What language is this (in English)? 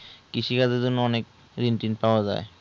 Bangla